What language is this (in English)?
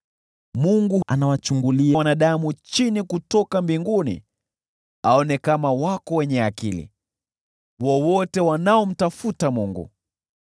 Swahili